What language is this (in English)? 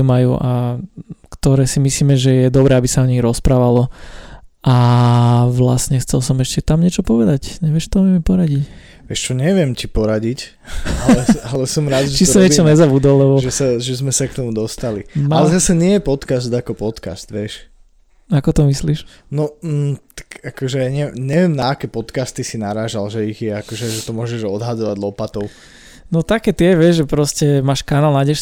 Slovak